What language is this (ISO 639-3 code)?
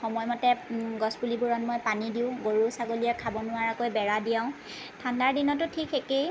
asm